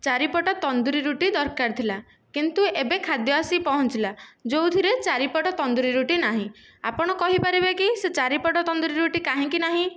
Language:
Odia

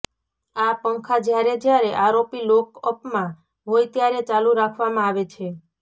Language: Gujarati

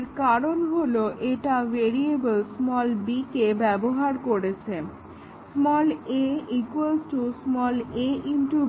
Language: Bangla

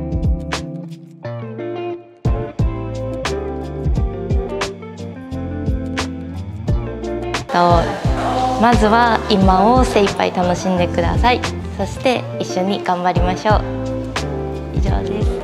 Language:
Japanese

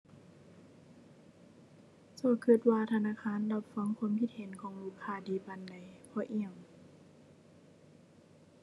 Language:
Thai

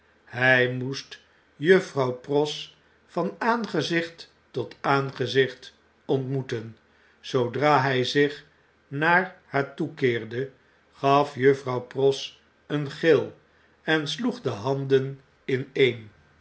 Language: Dutch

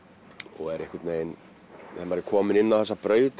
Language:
Icelandic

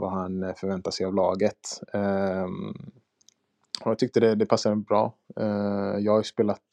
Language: Swedish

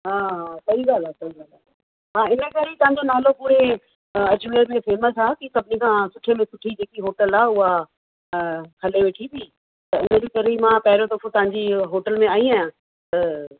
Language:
Sindhi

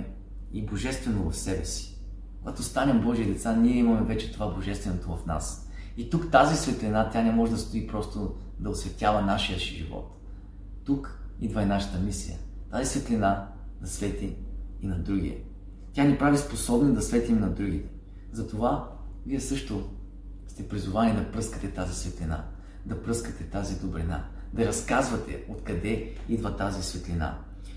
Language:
Bulgarian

